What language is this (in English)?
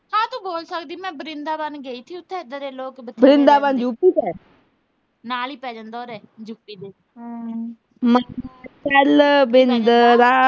Punjabi